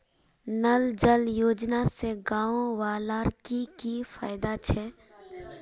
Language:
Magahi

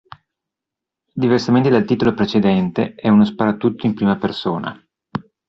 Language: Italian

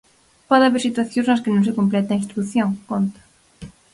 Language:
Galician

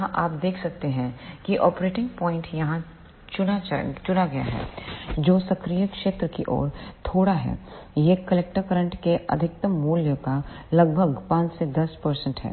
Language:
Hindi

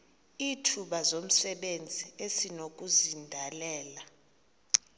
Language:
Xhosa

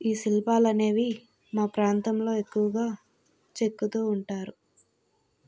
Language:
Telugu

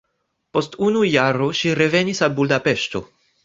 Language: Esperanto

